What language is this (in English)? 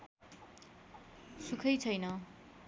Nepali